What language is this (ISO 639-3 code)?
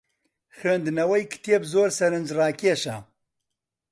ckb